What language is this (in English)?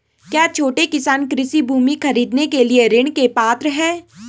Hindi